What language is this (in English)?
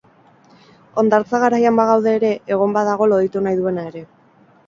Basque